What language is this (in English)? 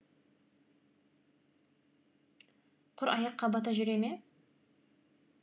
Kazakh